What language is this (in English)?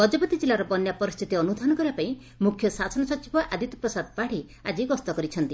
Odia